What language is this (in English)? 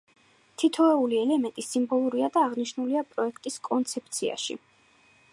Georgian